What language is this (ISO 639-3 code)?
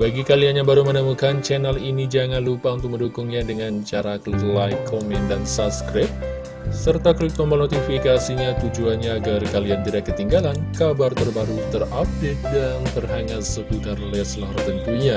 ind